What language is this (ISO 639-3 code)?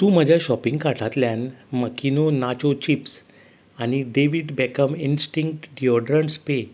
kok